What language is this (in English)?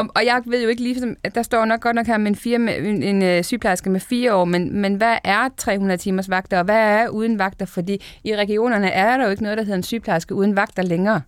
Danish